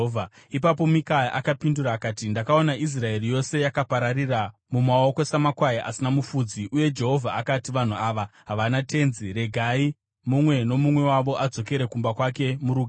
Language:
Shona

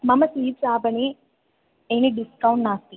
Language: Sanskrit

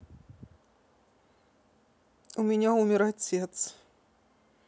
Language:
Russian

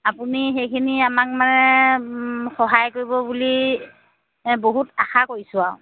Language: Assamese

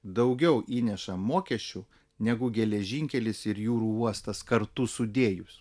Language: Lithuanian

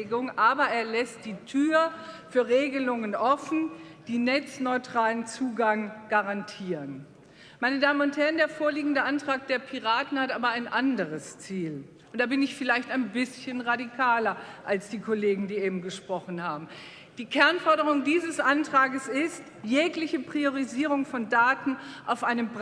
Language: German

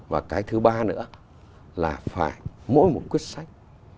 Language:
Vietnamese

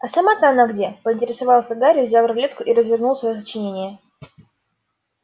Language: Russian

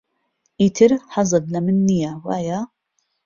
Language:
Central Kurdish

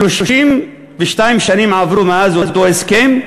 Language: Hebrew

